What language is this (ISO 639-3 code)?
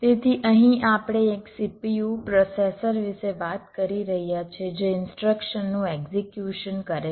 guj